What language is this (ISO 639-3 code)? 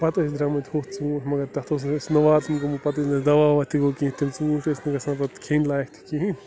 kas